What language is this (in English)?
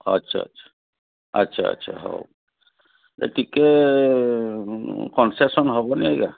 Odia